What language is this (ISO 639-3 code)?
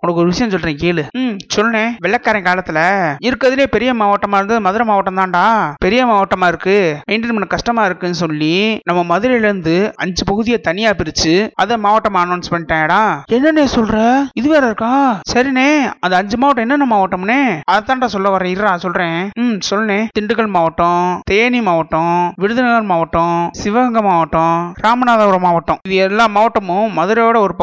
tam